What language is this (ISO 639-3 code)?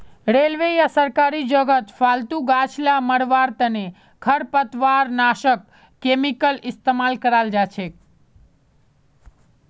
mag